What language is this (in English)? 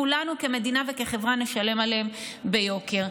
Hebrew